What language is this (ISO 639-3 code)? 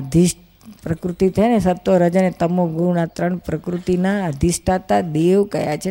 guj